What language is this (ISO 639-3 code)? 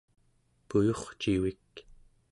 esu